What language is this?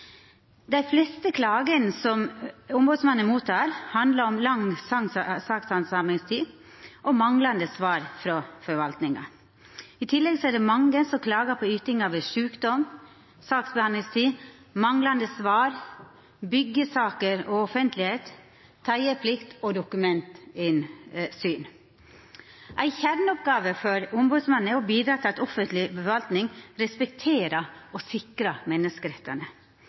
Norwegian Nynorsk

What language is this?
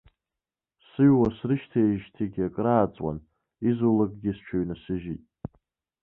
Abkhazian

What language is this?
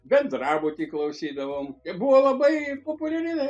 Lithuanian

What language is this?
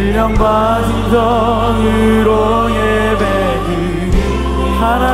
Romanian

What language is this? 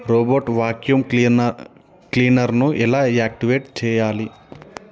Telugu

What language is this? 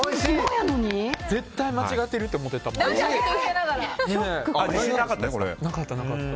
Japanese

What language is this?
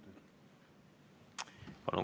Estonian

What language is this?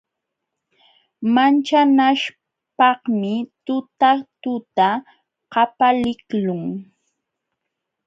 Jauja Wanca Quechua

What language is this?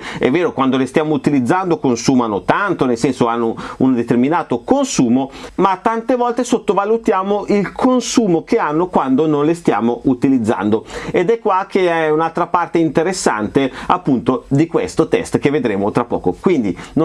Italian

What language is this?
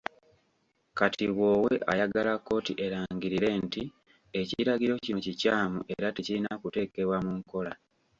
Ganda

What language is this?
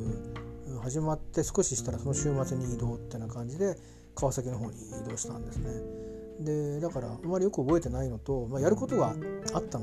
Japanese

